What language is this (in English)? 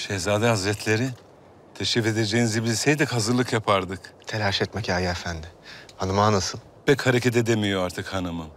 Turkish